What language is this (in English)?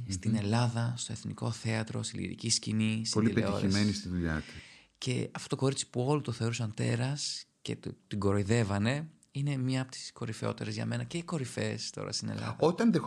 Greek